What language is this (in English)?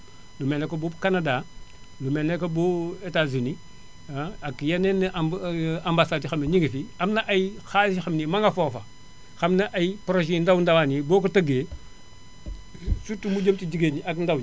Wolof